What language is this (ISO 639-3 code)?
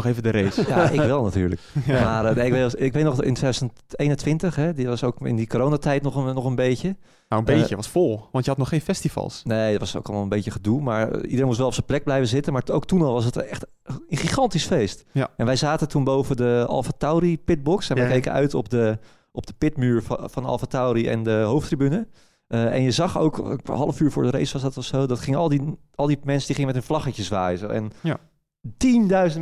nld